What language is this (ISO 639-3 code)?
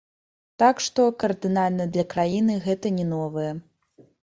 bel